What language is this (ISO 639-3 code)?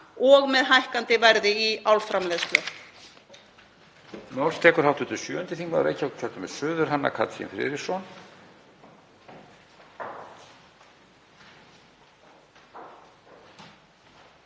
isl